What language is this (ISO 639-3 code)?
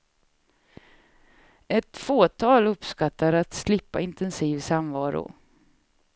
swe